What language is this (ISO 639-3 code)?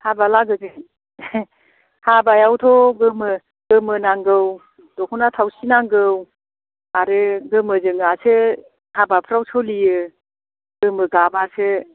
brx